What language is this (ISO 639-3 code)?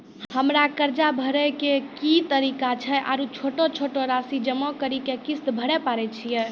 mai